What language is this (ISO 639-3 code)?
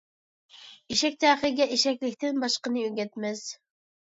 uig